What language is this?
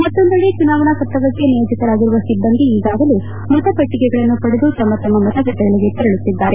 Kannada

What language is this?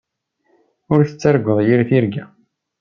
Kabyle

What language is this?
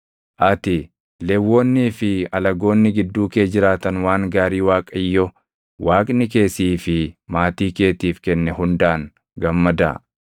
Oromo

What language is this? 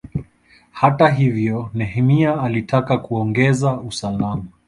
Swahili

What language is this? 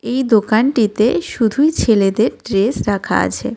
Bangla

